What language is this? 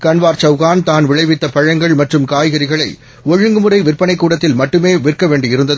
Tamil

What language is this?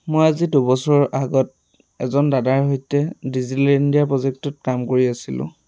Assamese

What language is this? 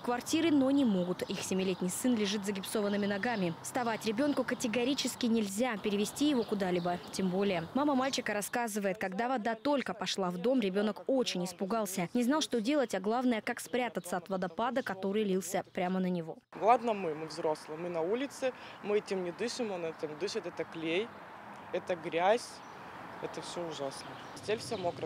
Russian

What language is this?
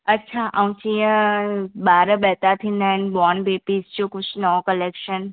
Sindhi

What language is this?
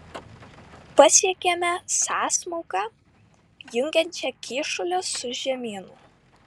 Lithuanian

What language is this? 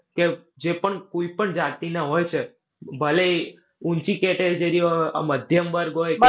Gujarati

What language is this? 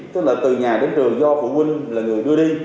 Vietnamese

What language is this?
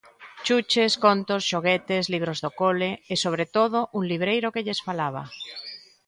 Galician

